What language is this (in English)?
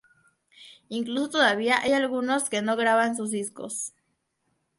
Spanish